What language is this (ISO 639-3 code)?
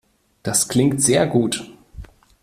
deu